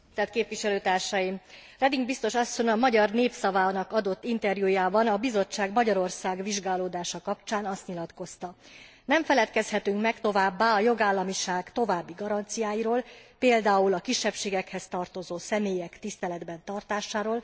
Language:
Hungarian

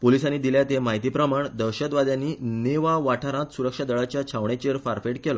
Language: Konkani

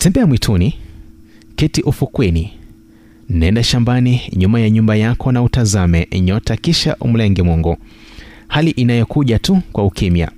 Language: Swahili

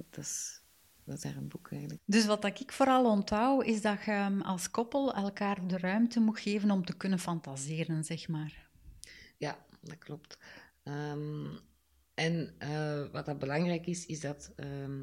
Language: Dutch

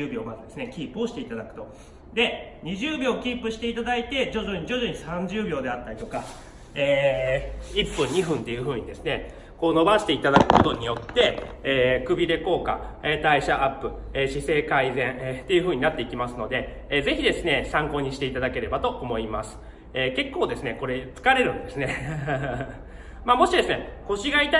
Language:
Japanese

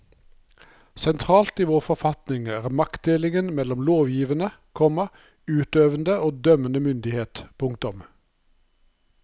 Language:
Norwegian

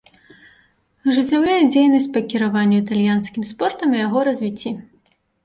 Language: Belarusian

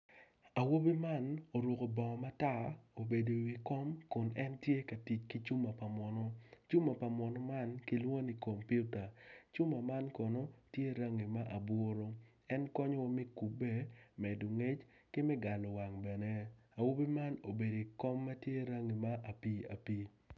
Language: Acoli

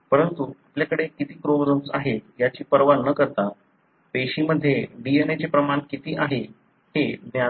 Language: Marathi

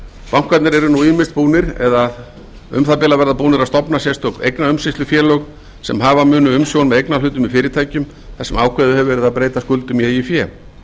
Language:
Icelandic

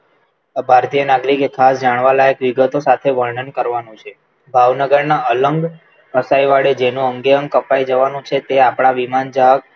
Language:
Gujarati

